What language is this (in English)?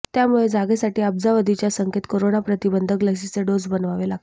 Marathi